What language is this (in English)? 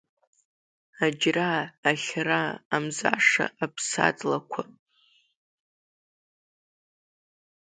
Abkhazian